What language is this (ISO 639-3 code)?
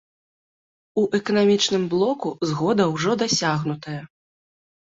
bel